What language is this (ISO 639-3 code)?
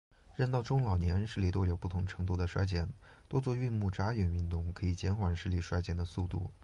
zho